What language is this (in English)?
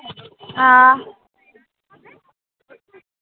Dogri